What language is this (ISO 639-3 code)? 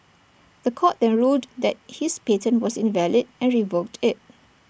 eng